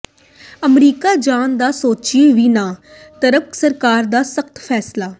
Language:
Punjabi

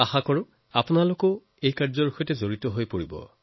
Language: Assamese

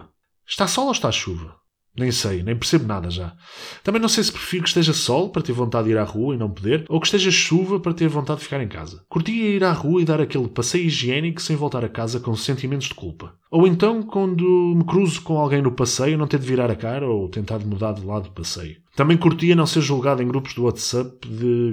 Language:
Portuguese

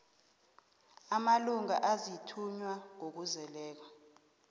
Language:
South Ndebele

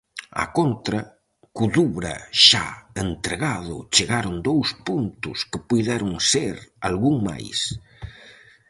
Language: Galician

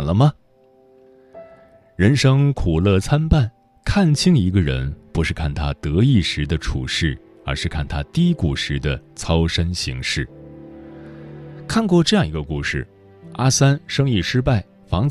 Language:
Chinese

